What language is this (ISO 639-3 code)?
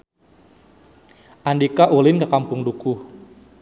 sun